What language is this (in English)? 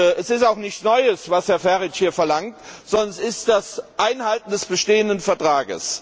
German